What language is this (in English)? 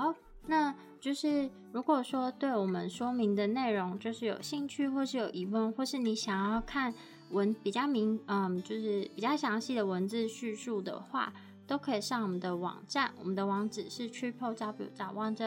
Chinese